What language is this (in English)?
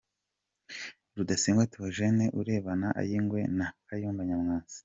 Kinyarwanda